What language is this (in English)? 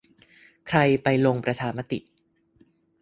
Thai